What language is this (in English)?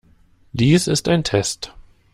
German